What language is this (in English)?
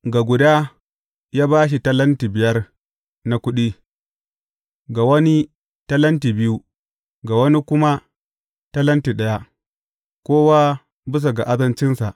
Hausa